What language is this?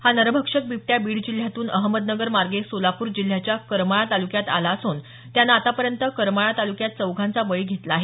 Marathi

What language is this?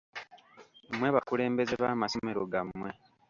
Ganda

